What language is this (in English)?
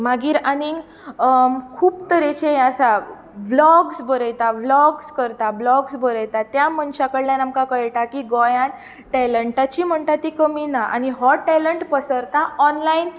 Konkani